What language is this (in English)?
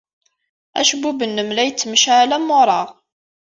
Kabyle